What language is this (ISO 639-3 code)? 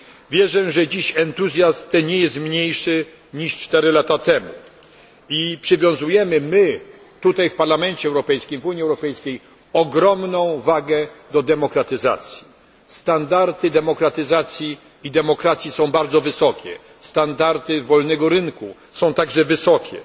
pol